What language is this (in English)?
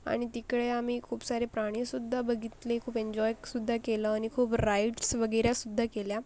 Marathi